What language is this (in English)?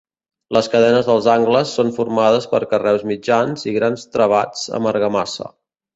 Catalan